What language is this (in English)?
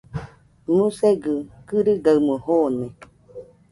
Nüpode Huitoto